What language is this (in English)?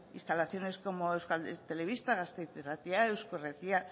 Basque